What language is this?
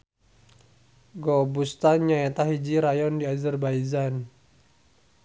Sundanese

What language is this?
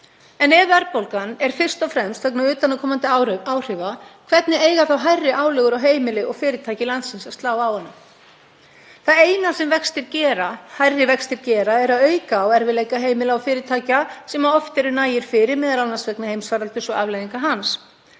Icelandic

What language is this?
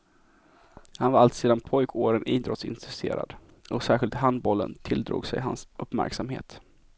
Swedish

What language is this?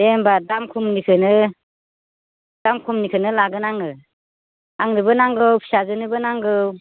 Bodo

